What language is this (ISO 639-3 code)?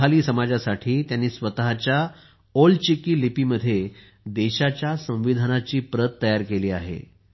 mar